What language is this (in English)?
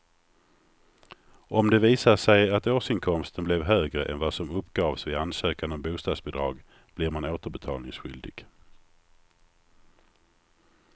Swedish